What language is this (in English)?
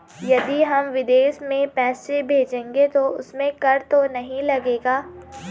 Hindi